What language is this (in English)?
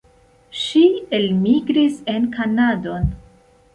Esperanto